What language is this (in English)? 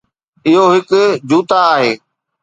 Sindhi